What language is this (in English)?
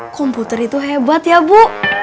Indonesian